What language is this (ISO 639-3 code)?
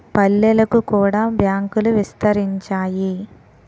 tel